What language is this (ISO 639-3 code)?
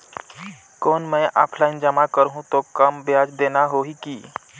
hne